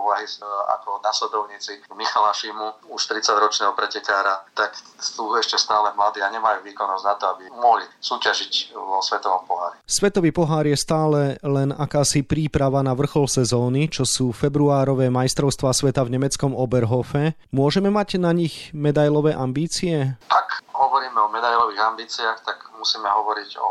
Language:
Slovak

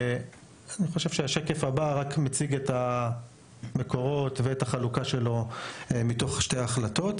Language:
Hebrew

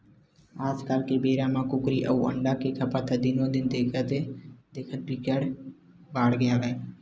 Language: Chhattisgarhi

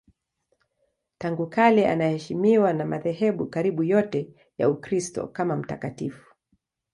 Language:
Swahili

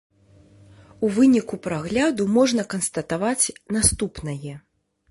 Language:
Belarusian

